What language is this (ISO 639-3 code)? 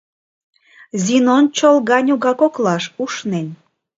chm